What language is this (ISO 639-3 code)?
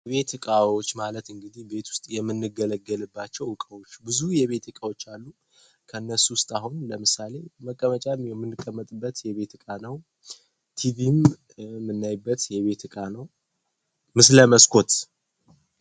amh